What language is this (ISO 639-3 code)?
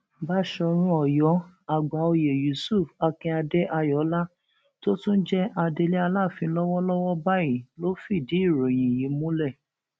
yor